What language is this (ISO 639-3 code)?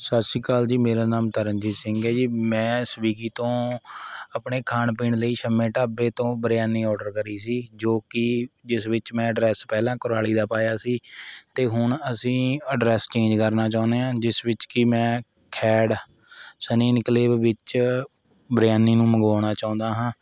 pan